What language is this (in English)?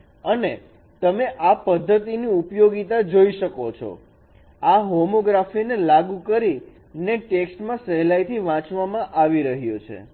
Gujarati